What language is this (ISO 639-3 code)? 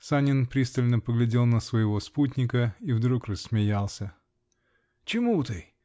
rus